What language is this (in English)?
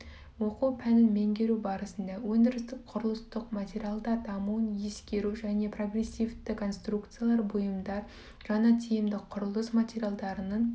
Kazakh